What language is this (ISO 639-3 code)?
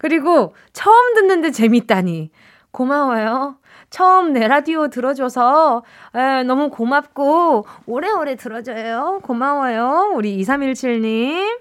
kor